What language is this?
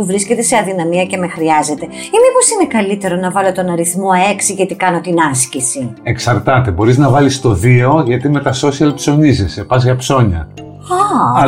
Greek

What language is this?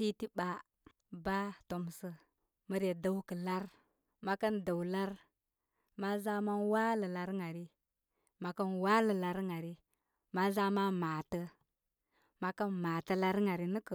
Koma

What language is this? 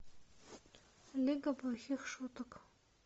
Russian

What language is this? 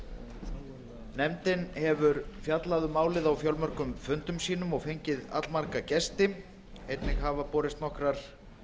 Icelandic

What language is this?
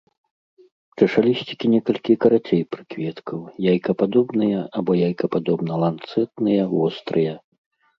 Belarusian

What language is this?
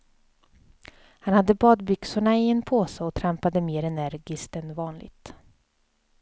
Swedish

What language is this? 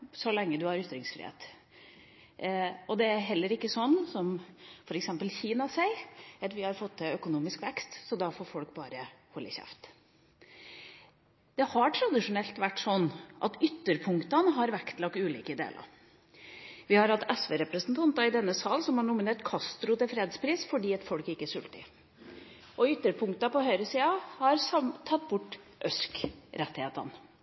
Norwegian Bokmål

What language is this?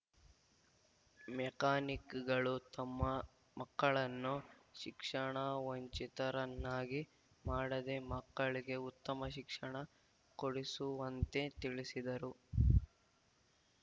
Kannada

